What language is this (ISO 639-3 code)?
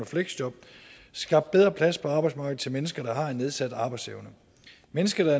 dan